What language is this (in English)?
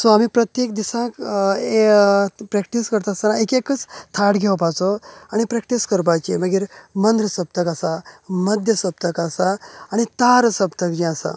Konkani